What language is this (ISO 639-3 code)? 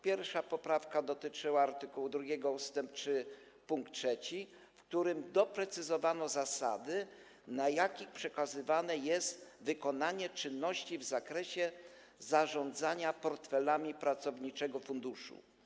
pol